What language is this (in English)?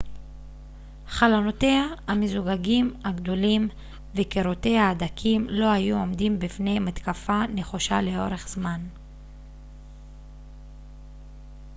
Hebrew